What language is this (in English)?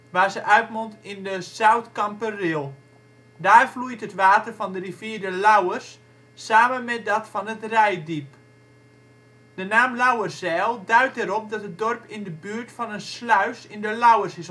Dutch